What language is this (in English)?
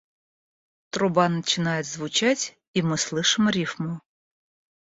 Russian